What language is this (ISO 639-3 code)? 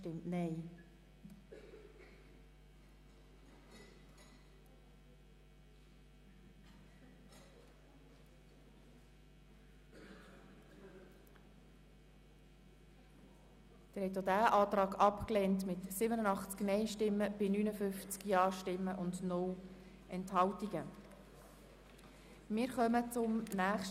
gsw